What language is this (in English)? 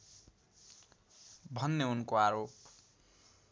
Nepali